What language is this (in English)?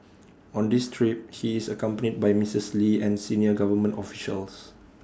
English